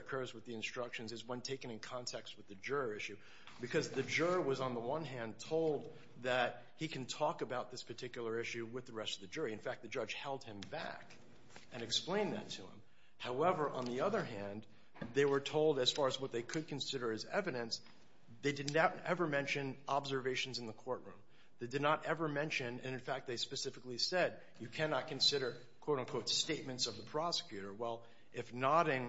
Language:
English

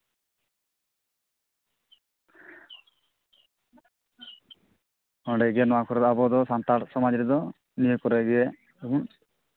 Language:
Santali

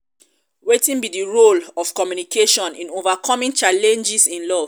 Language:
Nigerian Pidgin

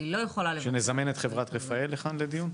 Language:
Hebrew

